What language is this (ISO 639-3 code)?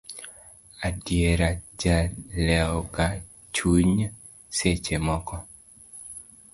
luo